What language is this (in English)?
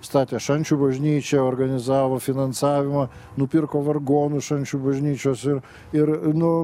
Lithuanian